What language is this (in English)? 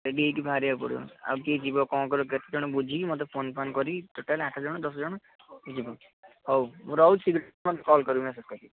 Odia